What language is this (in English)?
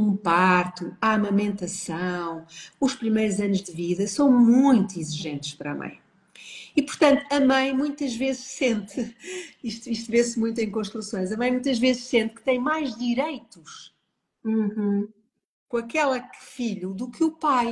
Portuguese